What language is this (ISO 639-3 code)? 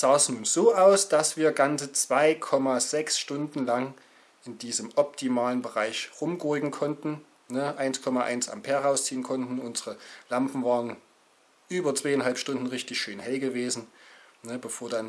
deu